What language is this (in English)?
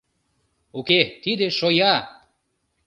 Mari